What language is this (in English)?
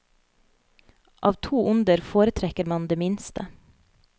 Norwegian